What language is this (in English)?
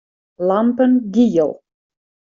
Western Frisian